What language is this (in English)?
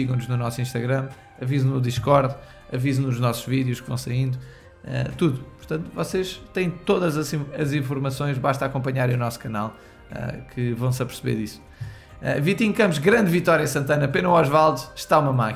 Portuguese